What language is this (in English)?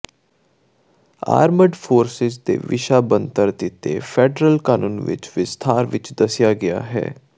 Punjabi